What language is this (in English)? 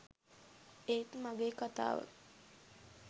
Sinhala